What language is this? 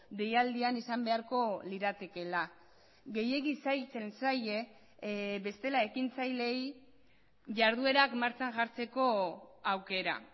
Basque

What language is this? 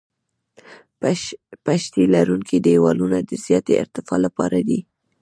Pashto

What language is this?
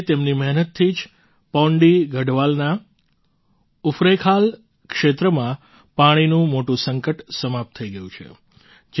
Gujarati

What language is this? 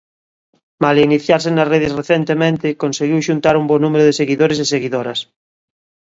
Galician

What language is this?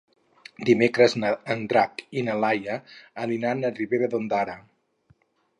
Catalan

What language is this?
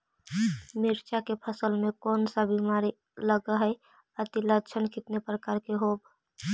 Magahi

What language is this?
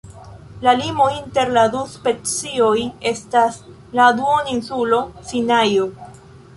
Esperanto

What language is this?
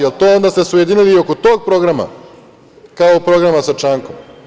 Serbian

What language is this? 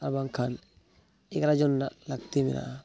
Santali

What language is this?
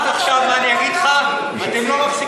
Hebrew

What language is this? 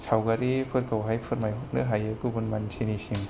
Bodo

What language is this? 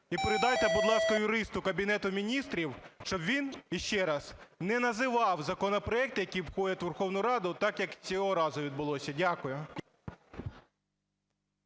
Ukrainian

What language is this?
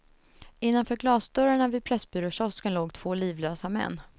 Swedish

